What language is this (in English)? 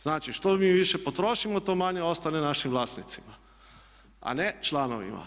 Croatian